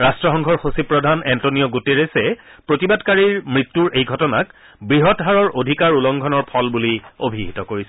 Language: Assamese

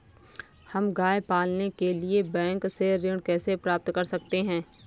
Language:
Hindi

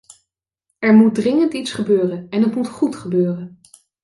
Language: Dutch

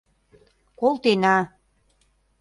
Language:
Mari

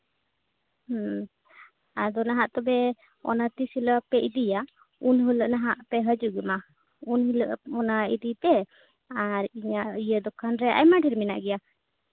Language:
Santali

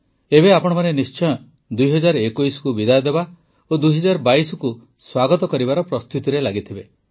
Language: Odia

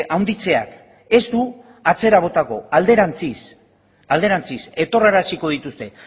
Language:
Basque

